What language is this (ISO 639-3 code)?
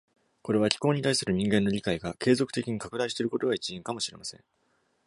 jpn